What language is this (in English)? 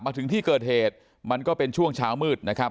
Thai